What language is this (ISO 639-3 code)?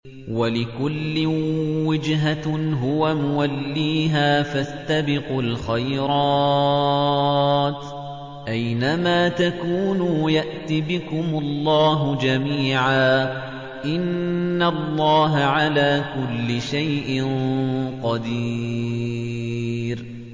ara